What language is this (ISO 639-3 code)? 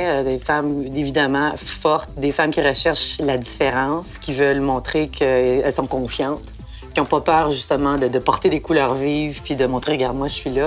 fra